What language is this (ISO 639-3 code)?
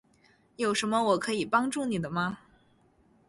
zho